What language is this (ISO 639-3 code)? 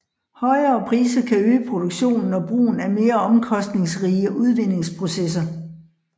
dan